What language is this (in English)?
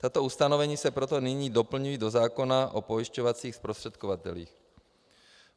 Czech